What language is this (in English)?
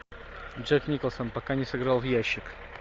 Russian